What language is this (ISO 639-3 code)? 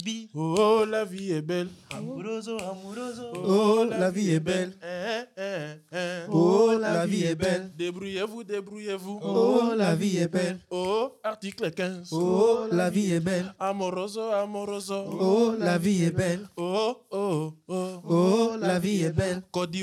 nld